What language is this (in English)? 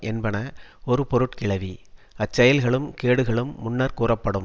Tamil